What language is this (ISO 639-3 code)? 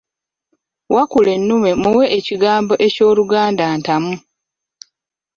lug